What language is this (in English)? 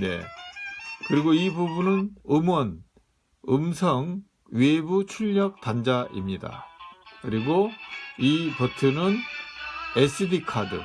Korean